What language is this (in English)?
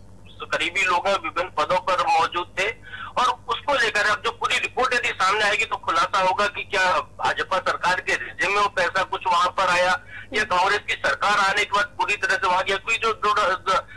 Hindi